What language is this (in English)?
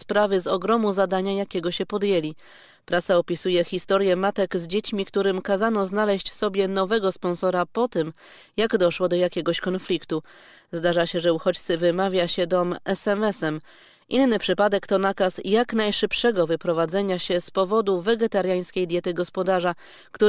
Polish